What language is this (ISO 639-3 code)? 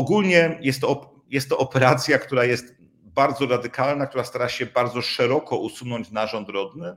pol